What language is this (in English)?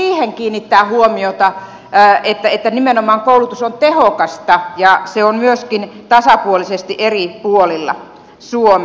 Finnish